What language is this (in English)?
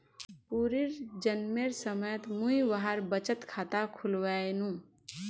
Magahi